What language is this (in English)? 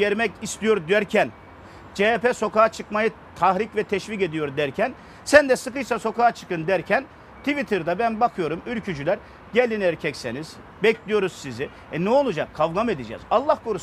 Turkish